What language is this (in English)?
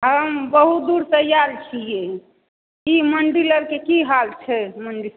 Maithili